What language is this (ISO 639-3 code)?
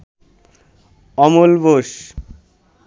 ben